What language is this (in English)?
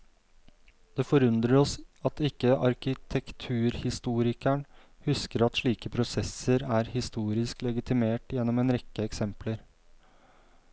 Norwegian